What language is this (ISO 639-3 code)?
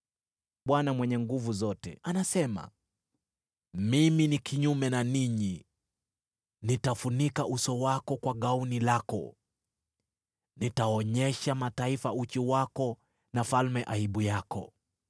swa